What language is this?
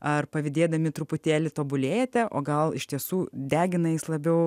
Lithuanian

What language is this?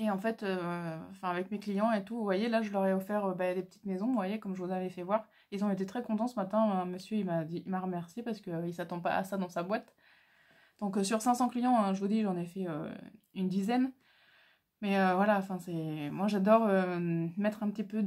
French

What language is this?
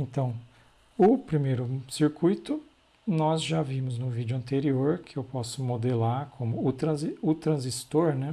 Portuguese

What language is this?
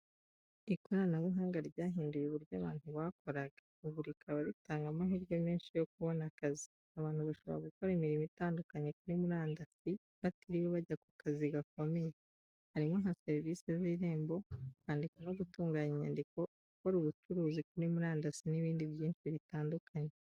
Kinyarwanda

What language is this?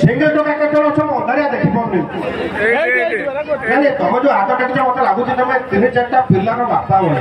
Thai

